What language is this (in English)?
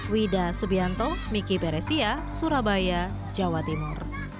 Indonesian